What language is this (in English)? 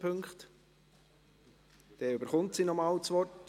Swiss German